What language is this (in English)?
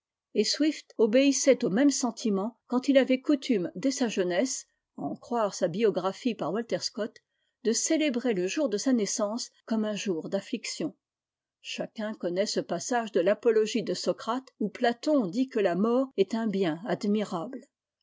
French